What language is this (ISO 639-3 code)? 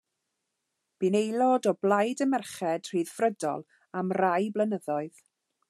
cym